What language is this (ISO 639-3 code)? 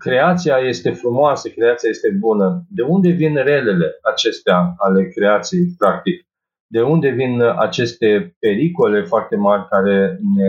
ron